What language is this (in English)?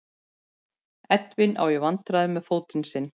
Icelandic